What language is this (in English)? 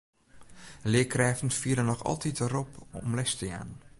Western Frisian